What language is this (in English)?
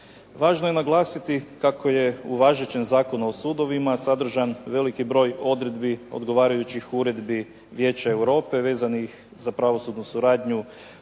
Croatian